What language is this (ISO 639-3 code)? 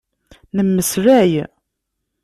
kab